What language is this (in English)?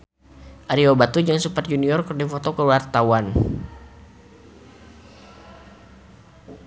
Sundanese